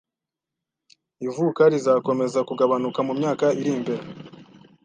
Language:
Kinyarwanda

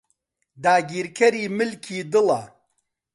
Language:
Central Kurdish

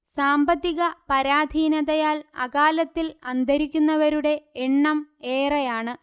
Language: Malayalam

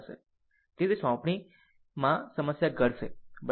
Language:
Gujarati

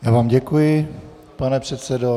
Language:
Czech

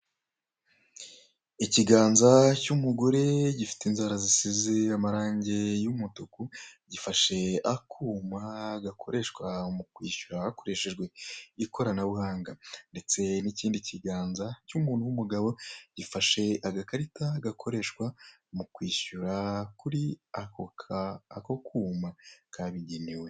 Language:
Kinyarwanda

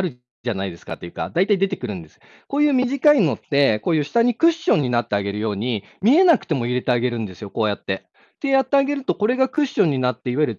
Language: Japanese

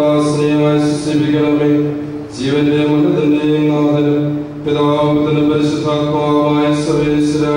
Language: Malayalam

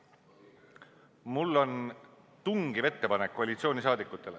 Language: Estonian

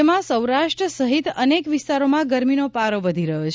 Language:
Gujarati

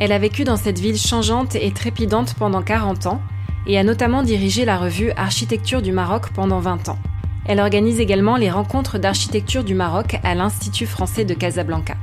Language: French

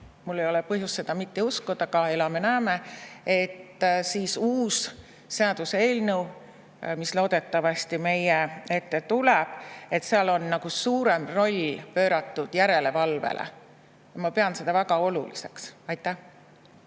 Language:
Estonian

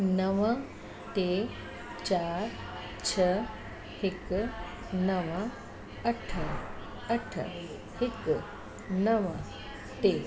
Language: Sindhi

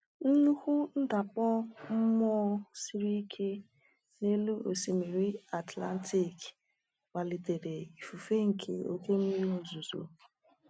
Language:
Igbo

